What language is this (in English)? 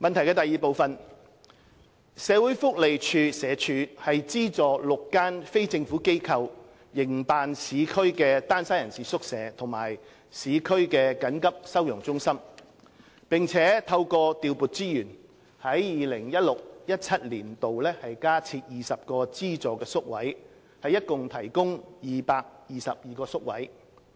Cantonese